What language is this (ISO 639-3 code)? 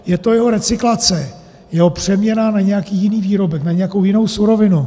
ces